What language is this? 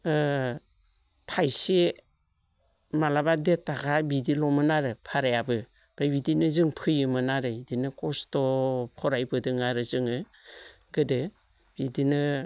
Bodo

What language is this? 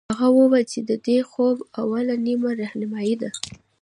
Pashto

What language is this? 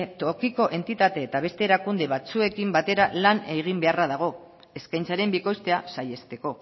Basque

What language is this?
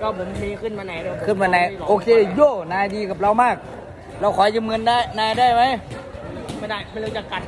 Thai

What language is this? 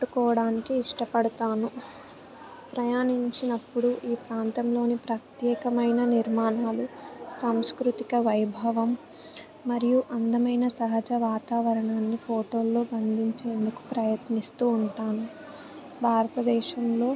Telugu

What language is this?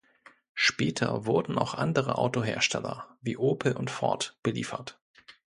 German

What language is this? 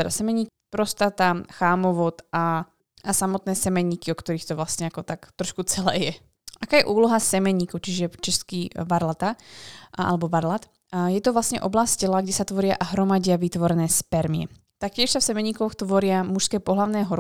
Slovak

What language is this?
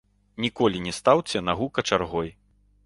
Belarusian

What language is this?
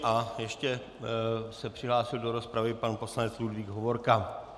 Czech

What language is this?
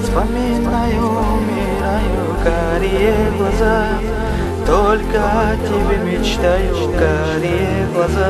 Russian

